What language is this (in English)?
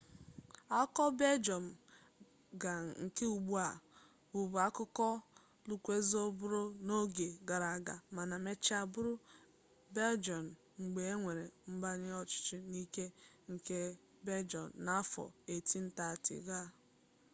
Igbo